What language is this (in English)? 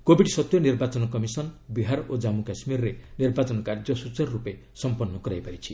Odia